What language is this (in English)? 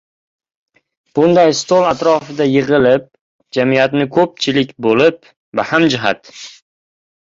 Uzbek